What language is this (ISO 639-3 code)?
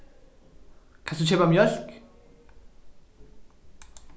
fao